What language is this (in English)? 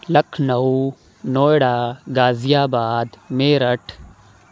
Urdu